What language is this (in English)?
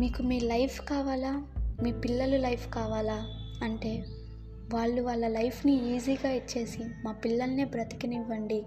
Telugu